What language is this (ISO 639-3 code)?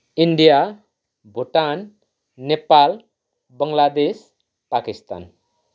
nep